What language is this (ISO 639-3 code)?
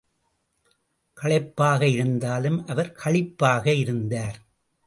tam